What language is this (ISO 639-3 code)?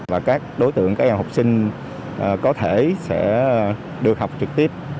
vie